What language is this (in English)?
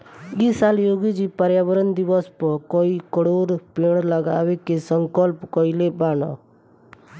Bhojpuri